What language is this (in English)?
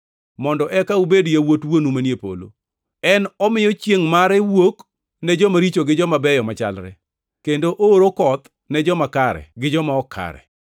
Luo (Kenya and Tanzania)